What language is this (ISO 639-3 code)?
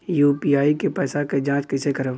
bho